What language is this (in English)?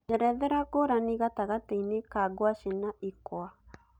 Kikuyu